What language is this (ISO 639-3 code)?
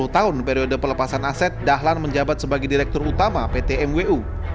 ind